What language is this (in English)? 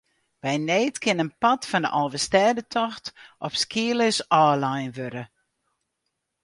Western Frisian